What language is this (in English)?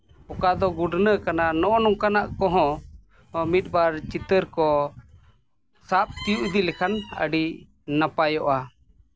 Santali